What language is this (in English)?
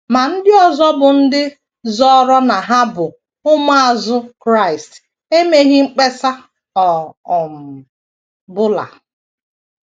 Igbo